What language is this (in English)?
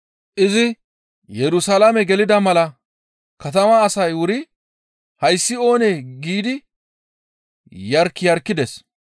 Gamo